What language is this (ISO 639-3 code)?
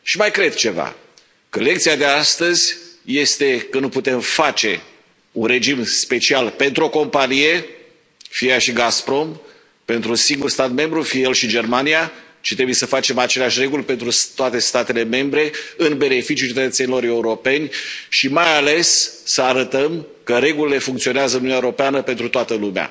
ron